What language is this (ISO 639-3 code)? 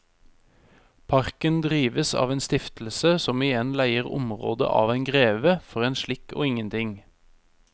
nor